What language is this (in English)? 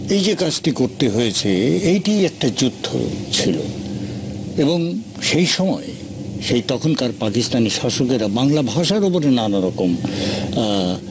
Bangla